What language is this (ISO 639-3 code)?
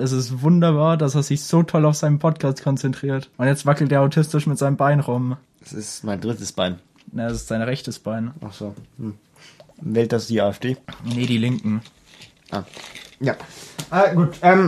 deu